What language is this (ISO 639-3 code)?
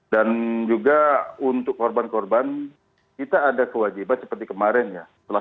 ind